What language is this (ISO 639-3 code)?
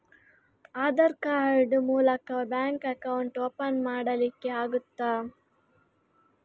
kan